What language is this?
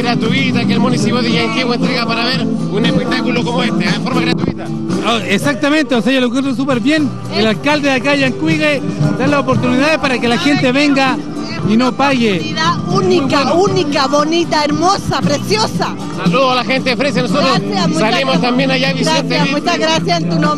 Spanish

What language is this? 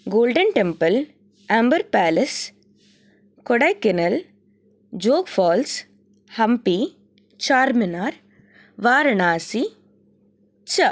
Sanskrit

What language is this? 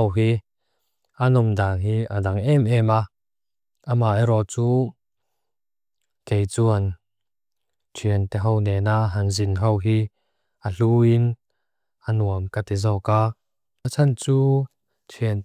Mizo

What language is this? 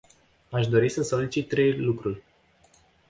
Romanian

